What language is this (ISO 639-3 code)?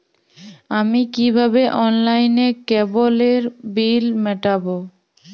ben